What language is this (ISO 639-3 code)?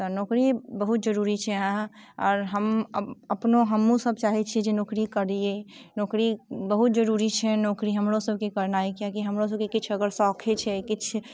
mai